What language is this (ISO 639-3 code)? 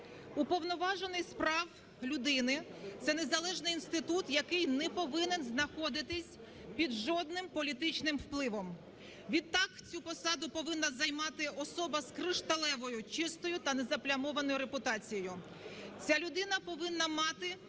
ukr